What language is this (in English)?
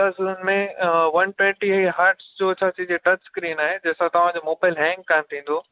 Sindhi